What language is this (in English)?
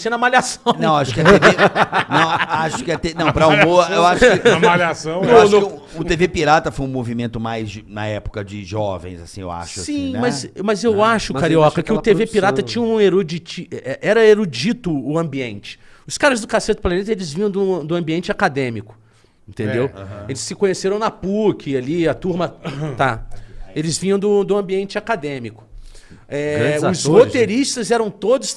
Portuguese